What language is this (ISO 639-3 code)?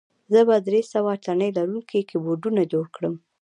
pus